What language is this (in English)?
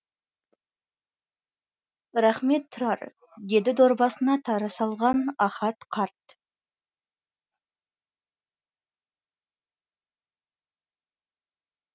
Kazakh